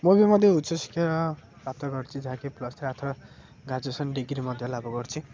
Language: Odia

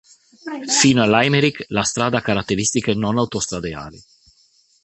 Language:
Italian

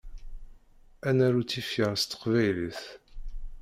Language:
Kabyle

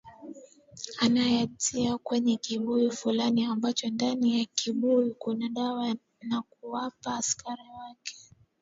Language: Swahili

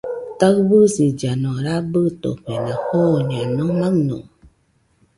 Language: Nüpode Huitoto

